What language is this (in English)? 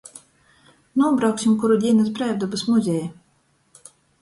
Latgalian